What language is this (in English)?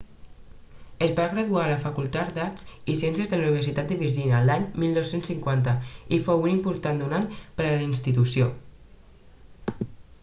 Catalan